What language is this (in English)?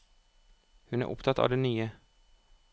Norwegian